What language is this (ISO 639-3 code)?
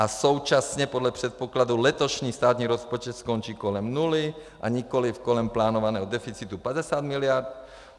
ces